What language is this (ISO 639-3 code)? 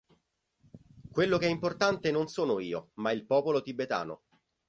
ita